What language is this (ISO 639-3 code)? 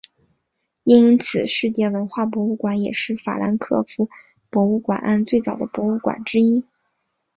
zho